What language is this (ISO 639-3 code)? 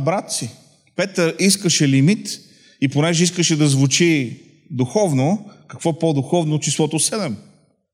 bul